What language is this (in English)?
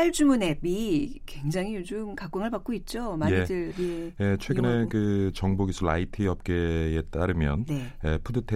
Korean